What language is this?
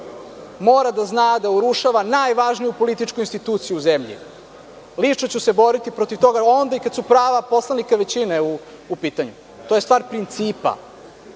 Serbian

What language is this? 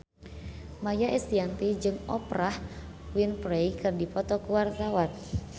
Sundanese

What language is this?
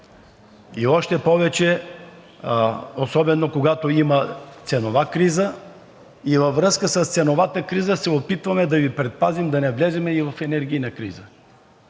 Bulgarian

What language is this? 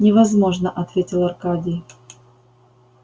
Russian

